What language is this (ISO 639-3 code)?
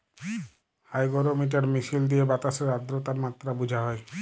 ben